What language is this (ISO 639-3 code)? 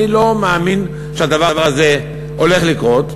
heb